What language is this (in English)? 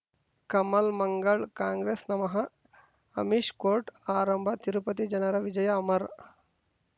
Kannada